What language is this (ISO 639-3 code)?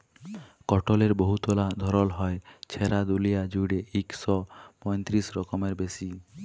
ben